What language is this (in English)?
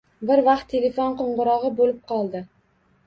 Uzbek